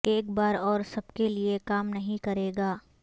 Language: Urdu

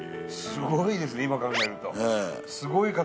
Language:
Japanese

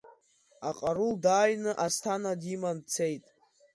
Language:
Abkhazian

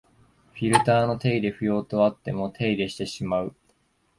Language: Japanese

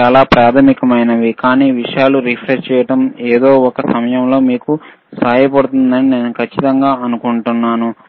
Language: Telugu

